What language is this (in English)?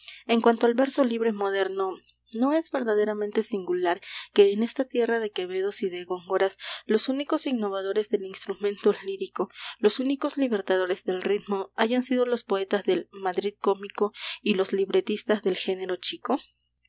Spanish